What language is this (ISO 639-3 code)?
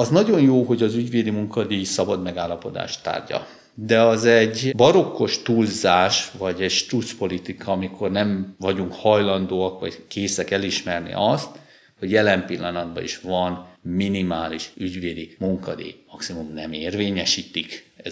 hun